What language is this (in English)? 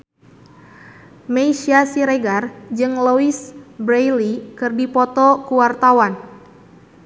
Sundanese